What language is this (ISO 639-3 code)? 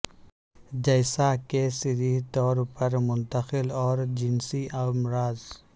urd